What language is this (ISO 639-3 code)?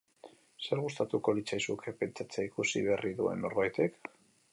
eus